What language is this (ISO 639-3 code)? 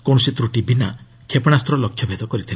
ori